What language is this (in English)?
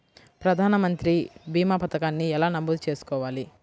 Telugu